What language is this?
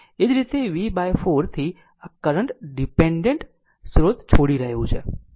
Gujarati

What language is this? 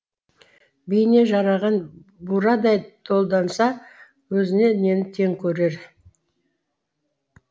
Kazakh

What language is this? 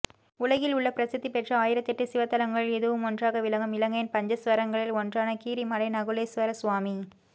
Tamil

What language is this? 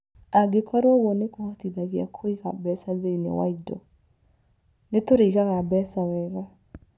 Kikuyu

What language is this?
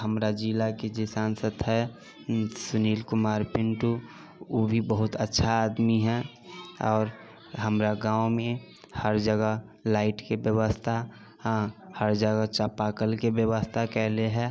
Maithili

